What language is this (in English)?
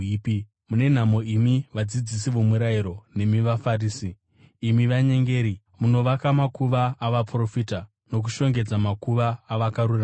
Shona